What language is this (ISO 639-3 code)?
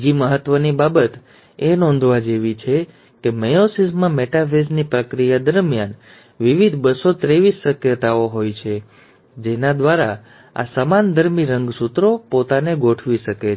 guj